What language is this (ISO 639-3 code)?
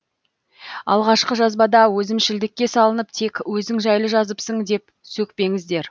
kaz